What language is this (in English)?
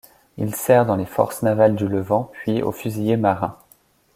French